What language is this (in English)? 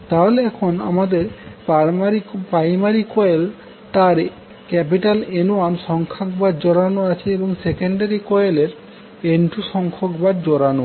Bangla